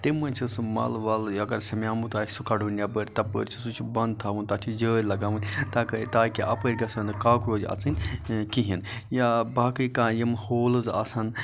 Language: Kashmiri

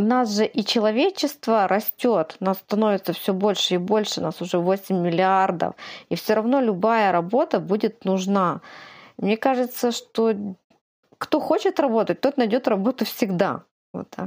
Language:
Russian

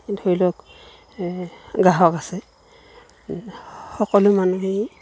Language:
Assamese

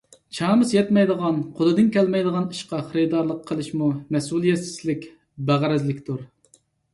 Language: Uyghur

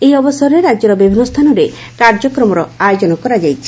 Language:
Odia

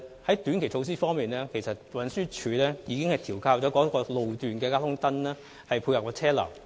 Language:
Cantonese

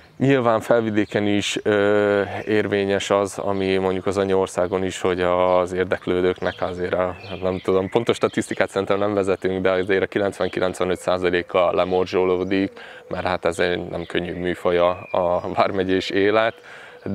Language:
Hungarian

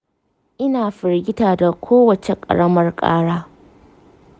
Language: Hausa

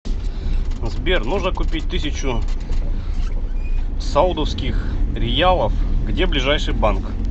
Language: Russian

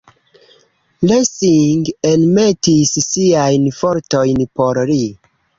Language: Esperanto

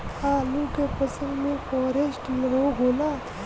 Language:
Bhojpuri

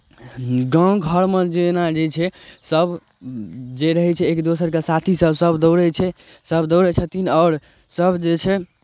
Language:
Maithili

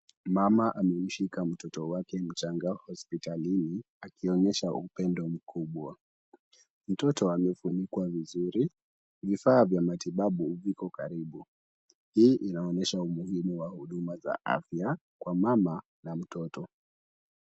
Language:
Swahili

